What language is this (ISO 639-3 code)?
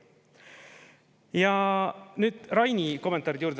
est